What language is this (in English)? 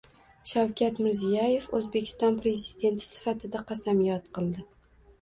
Uzbek